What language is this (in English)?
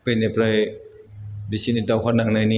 Bodo